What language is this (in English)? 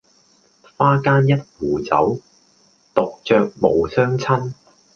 Cantonese